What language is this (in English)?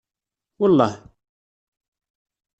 Kabyle